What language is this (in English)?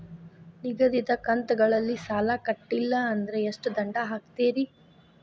Kannada